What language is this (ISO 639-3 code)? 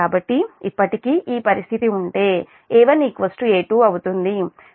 tel